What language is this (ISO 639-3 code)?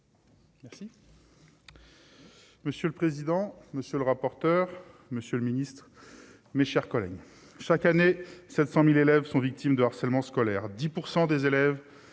fra